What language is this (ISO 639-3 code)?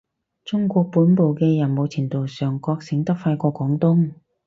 yue